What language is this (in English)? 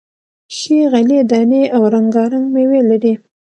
Pashto